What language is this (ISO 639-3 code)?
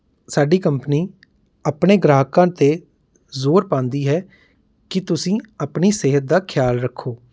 pan